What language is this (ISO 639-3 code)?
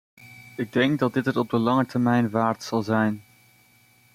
nld